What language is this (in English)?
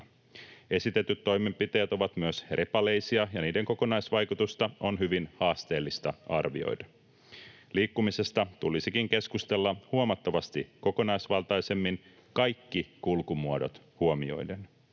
Finnish